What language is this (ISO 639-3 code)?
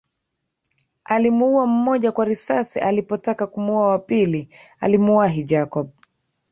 swa